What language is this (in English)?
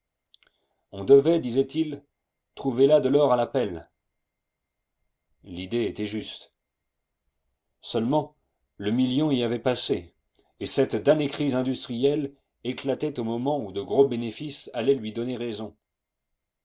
French